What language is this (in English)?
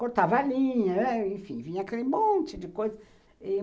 Portuguese